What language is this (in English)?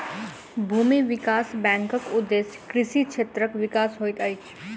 Maithili